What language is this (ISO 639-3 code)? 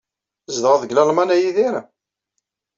kab